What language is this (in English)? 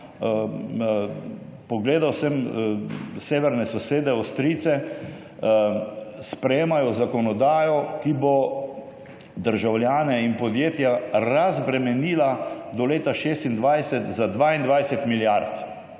Slovenian